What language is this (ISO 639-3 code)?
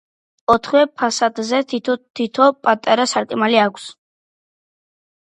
kat